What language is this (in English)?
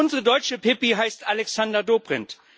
German